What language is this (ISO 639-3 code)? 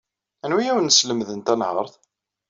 kab